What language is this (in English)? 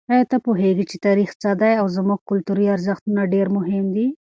Pashto